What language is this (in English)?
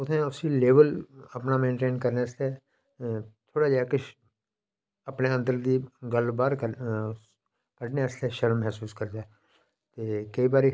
Dogri